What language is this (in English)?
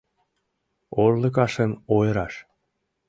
Mari